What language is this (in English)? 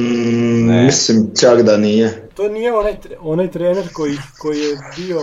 Croatian